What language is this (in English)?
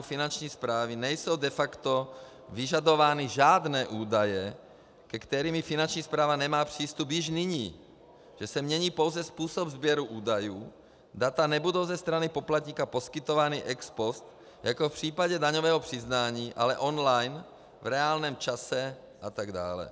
Czech